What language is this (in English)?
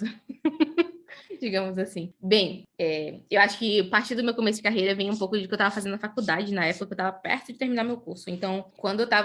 Portuguese